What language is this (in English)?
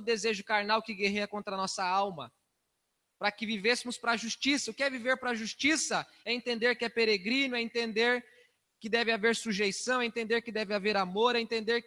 Portuguese